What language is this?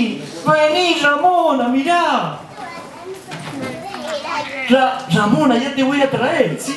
Spanish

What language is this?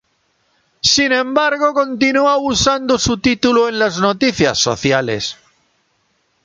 Spanish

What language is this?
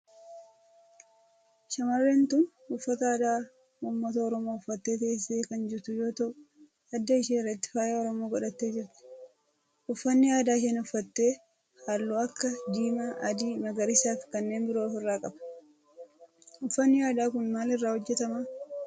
Oromo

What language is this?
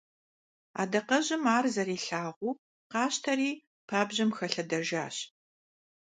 Kabardian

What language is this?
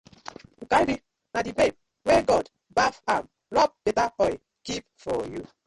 Nigerian Pidgin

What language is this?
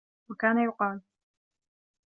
Arabic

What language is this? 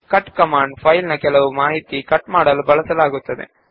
Kannada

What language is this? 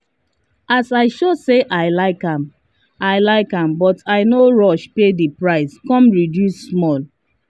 Nigerian Pidgin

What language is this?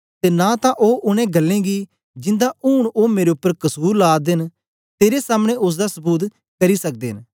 Dogri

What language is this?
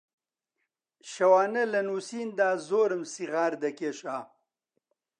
Central Kurdish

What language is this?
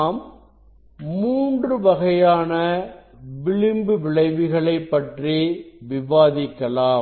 Tamil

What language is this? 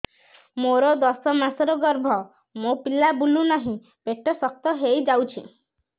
Odia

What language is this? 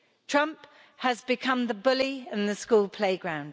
English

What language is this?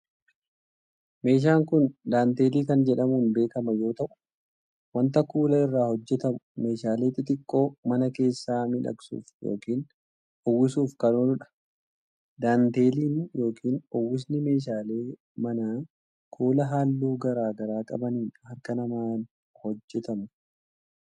Oromo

